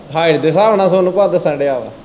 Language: Punjabi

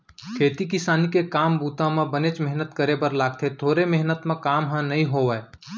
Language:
Chhattisgarhi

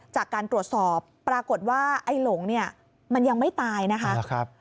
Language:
Thai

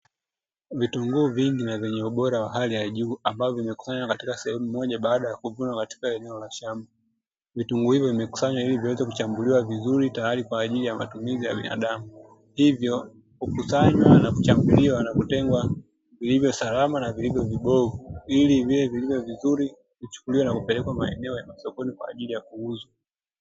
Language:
Swahili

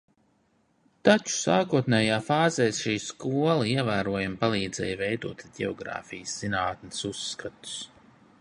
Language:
Latvian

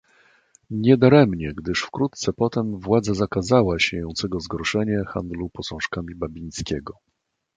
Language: Polish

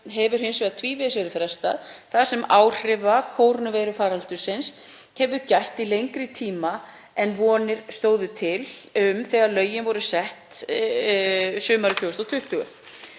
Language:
Icelandic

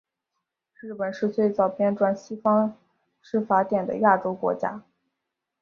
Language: Chinese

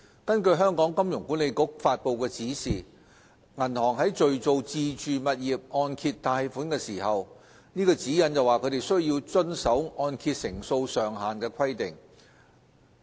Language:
Cantonese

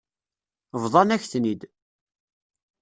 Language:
Kabyle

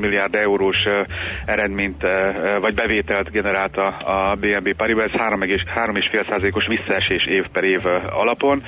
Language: Hungarian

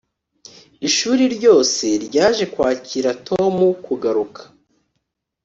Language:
Kinyarwanda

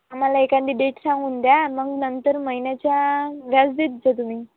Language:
Marathi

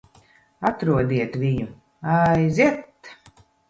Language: Latvian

